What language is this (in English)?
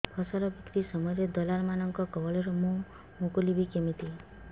Odia